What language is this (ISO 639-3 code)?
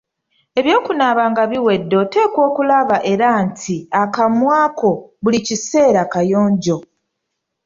lug